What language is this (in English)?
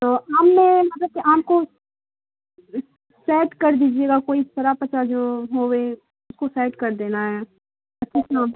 Urdu